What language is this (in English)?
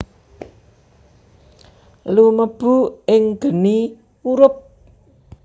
Javanese